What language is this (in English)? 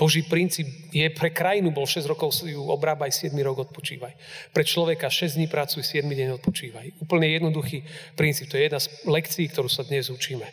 Slovak